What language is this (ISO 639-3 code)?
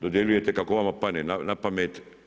hrv